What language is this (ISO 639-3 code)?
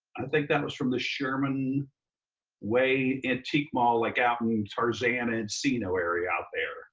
eng